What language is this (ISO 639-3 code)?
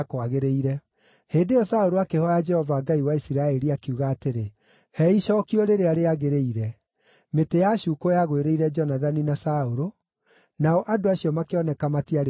kik